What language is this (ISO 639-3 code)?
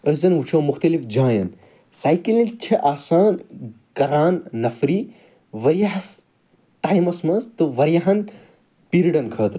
kas